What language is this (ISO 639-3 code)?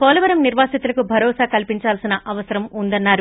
tel